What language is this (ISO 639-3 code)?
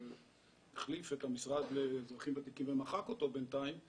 heb